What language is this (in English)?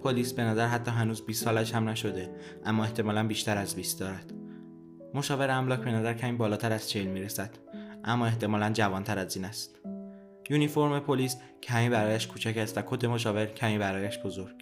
Persian